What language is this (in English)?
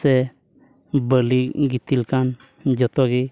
Santali